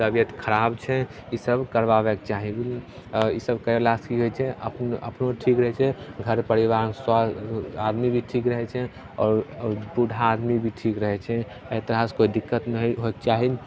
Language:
Maithili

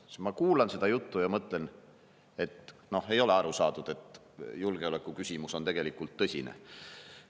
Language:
Estonian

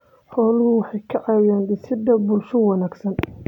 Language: Somali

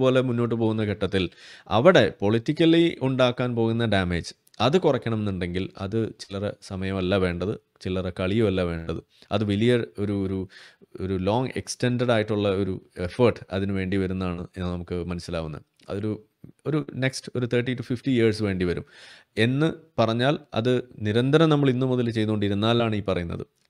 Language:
Malayalam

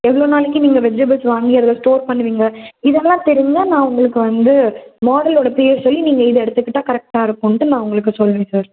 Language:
Tamil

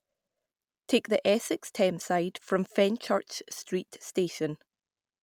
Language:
English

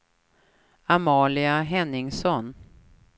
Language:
Swedish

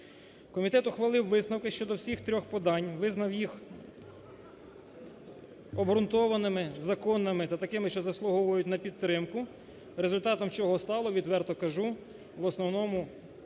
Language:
Ukrainian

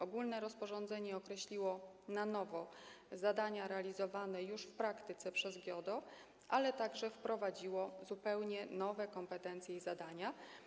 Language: Polish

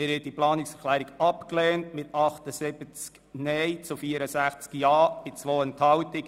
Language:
Swiss German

